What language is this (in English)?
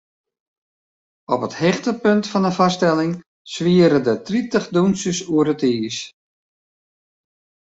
Western Frisian